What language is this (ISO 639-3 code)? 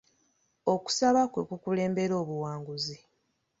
lug